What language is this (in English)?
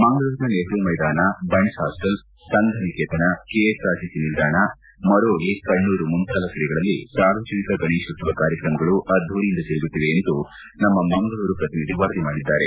Kannada